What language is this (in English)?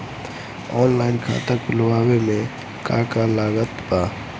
Bhojpuri